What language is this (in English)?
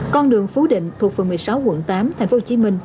Vietnamese